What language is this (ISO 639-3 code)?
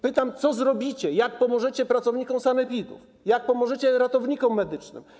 pol